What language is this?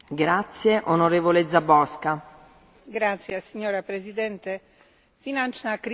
Slovak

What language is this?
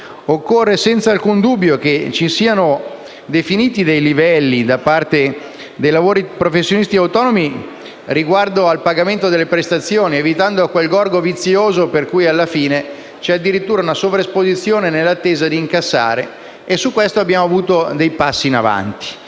Italian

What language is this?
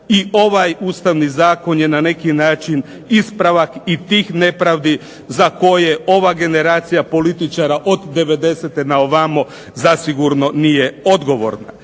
Croatian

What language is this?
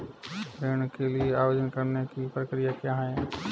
Hindi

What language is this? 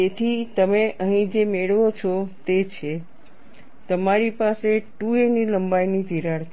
Gujarati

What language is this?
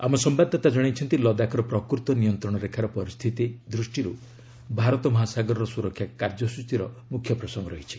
Odia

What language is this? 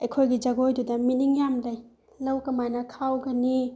Manipuri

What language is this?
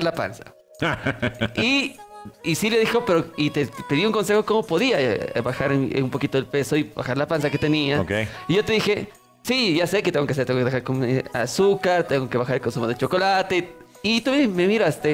Spanish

